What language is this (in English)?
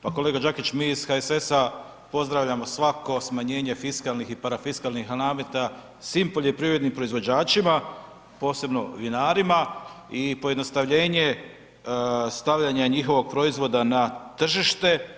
Croatian